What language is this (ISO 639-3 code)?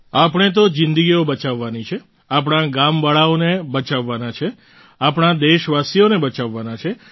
guj